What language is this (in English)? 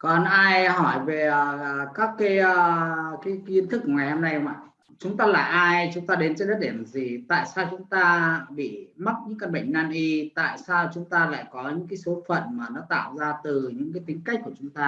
Vietnamese